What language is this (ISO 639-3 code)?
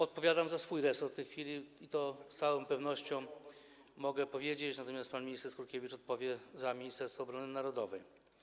pol